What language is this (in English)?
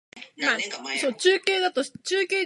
Japanese